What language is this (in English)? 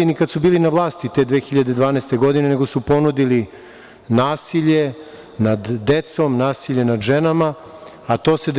Serbian